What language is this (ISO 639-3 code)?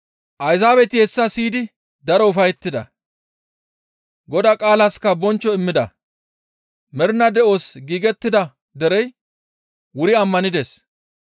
gmv